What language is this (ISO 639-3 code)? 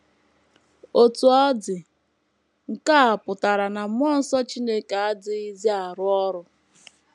ibo